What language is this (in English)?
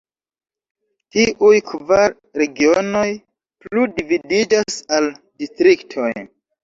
Esperanto